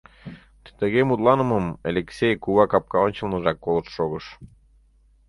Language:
Mari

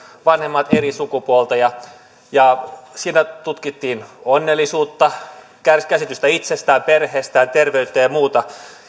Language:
Finnish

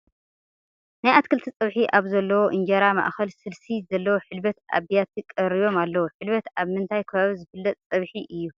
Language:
Tigrinya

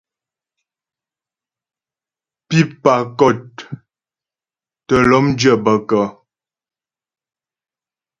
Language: Ghomala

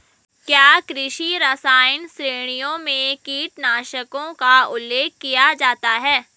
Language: Hindi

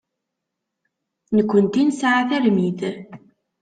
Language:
Kabyle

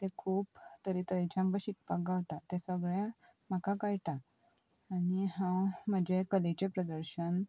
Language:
Konkani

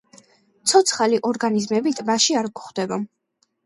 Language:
Georgian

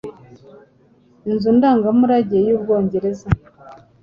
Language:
Kinyarwanda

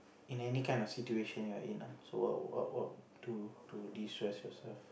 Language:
English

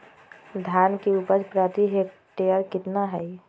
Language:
Magahi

